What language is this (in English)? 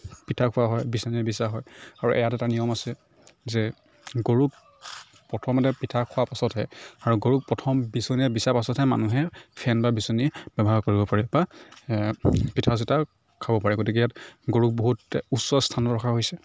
Assamese